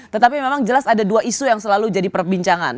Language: Indonesian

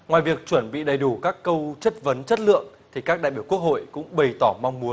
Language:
Vietnamese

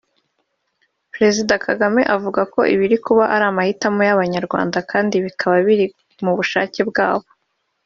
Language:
Kinyarwanda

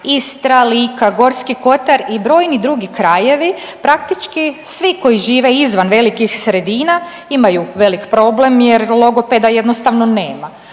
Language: Croatian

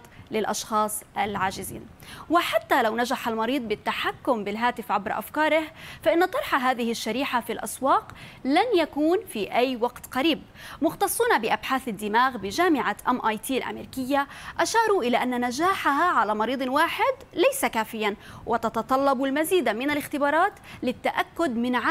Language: Arabic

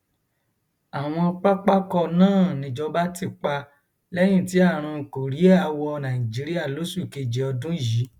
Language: Yoruba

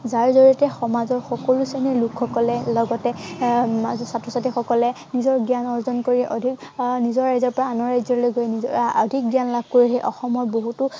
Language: Assamese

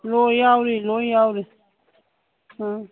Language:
Manipuri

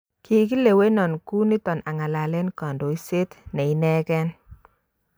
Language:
Kalenjin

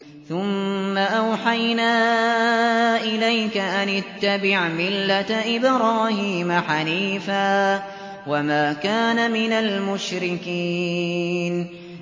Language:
Arabic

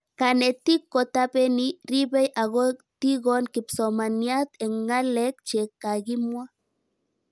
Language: Kalenjin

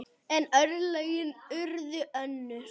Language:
Icelandic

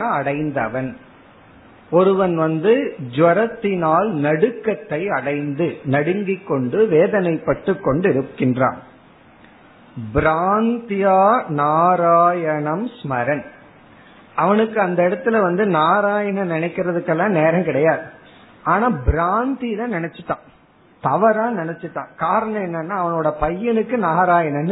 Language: Tamil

